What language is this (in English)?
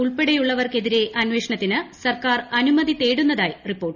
Malayalam